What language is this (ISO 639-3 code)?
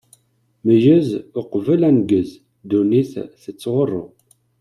kab